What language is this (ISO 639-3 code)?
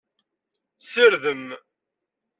kab